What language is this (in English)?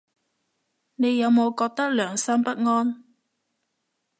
Cantonese